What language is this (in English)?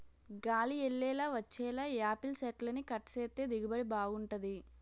Telugu